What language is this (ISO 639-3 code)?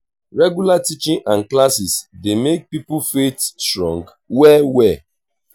pcm